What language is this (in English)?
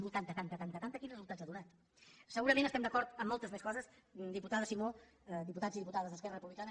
Catalan